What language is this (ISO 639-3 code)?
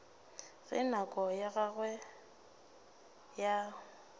nso